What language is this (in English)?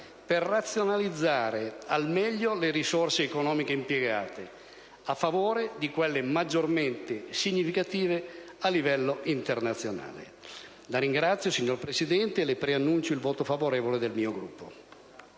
Italian